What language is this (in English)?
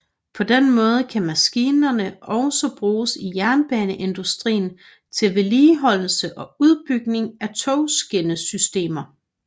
Danish